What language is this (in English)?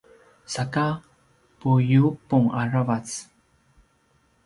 Paiwan